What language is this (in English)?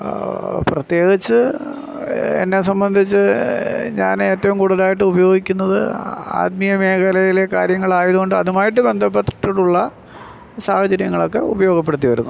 Malayalam